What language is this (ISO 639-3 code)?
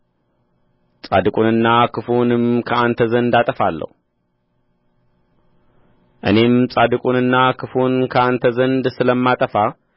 amh